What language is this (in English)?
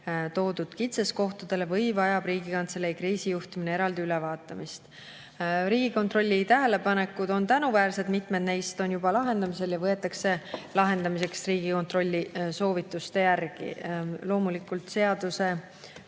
Estonian